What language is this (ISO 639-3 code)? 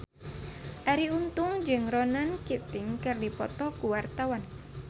sun